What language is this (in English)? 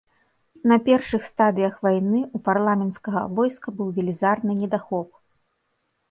Belarusian